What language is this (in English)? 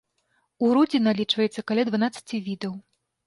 Belarusian